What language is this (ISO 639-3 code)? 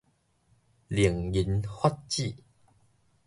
nan